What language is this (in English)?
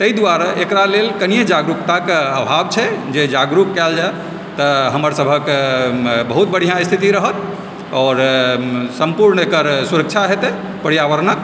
Maithili